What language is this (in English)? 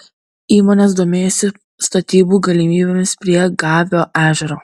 Lithuanian